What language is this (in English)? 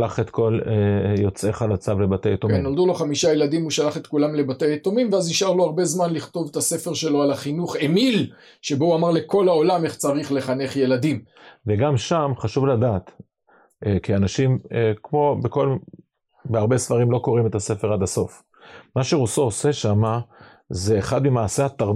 Hebrew